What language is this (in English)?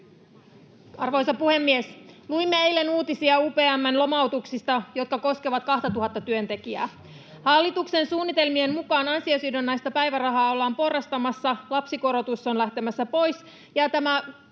Finnish